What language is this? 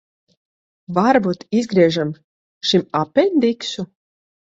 Latvian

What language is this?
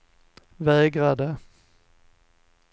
Swedish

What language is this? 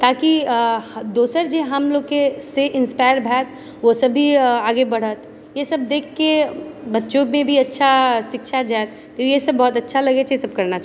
Maithili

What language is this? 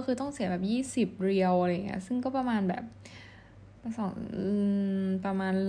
Thai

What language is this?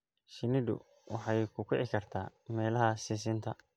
Somali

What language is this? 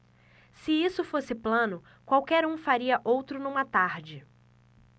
Portuguese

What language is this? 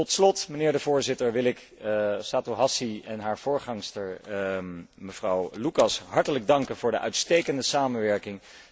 Dutch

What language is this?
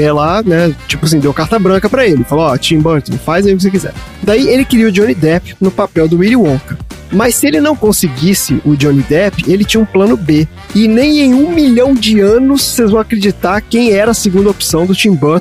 Portuguese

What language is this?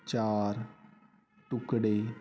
Punjabi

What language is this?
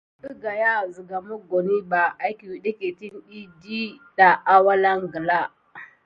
Gidar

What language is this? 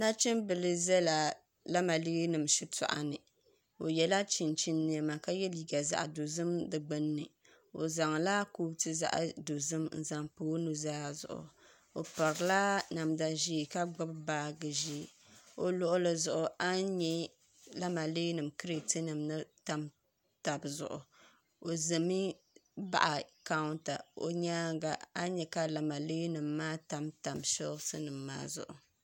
Dagbani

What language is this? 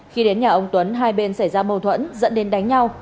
Vietnamese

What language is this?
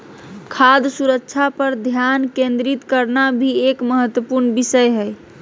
Magahi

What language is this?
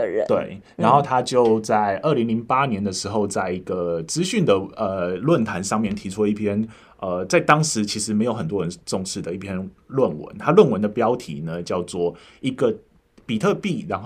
Chinese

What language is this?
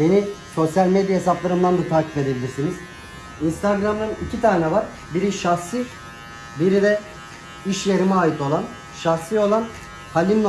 Turkish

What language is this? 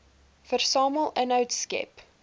Afrikaans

